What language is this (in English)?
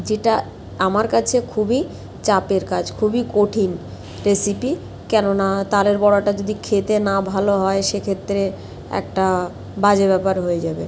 Bangla